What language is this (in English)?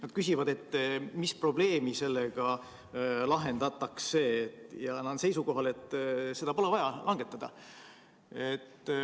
Estonian